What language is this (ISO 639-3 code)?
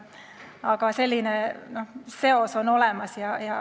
est